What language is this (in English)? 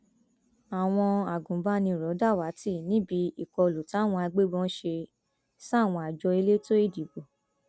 Yoruba